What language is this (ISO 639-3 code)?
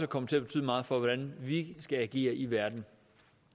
dan